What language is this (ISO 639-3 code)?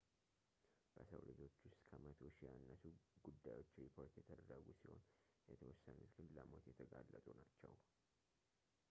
amh